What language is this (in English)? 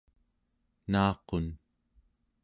Central Yupik